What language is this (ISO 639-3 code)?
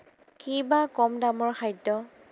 asm